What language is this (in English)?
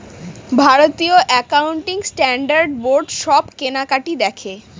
Bangla